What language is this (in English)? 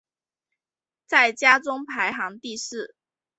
Chinese